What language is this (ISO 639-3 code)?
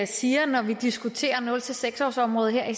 dan